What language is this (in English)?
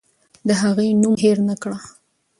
Pashto